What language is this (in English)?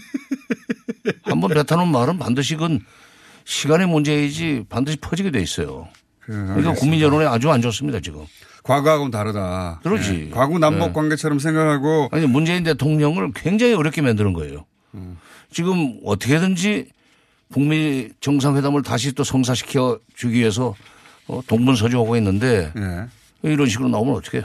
Korean